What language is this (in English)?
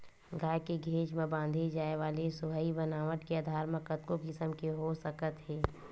Chhattisgarhi